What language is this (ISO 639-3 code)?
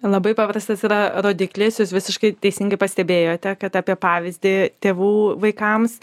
lit